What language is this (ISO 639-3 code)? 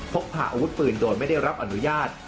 tha